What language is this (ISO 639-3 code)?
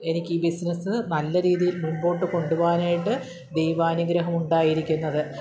mal